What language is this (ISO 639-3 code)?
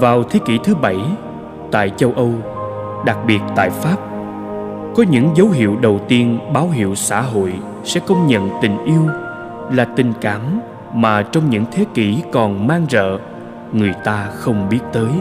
vie